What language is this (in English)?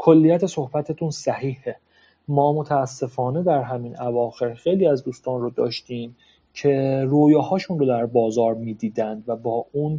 Persian